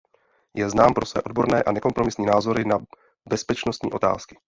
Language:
Czech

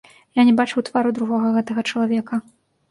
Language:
Belarusian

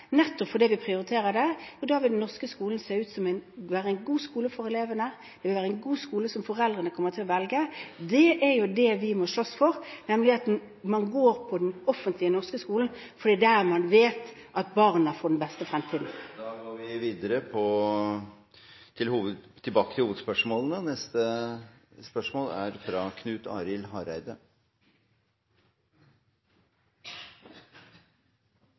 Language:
Norwegian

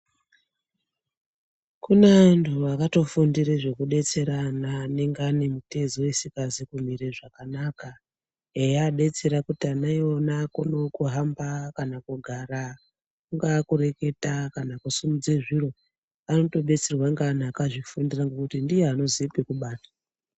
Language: Ndau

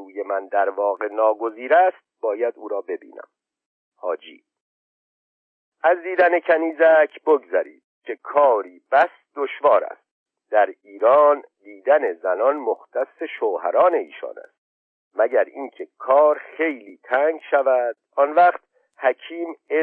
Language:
Persian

